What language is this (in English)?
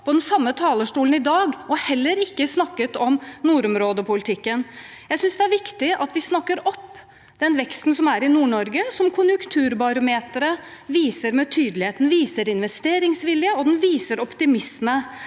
Norwegian